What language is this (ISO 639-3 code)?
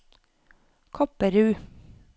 nor